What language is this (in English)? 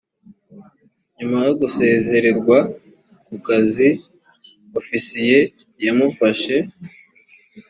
Kinyarwanda